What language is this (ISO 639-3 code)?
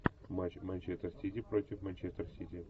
rus